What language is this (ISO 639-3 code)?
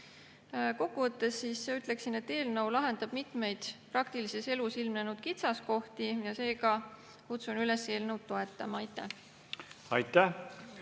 est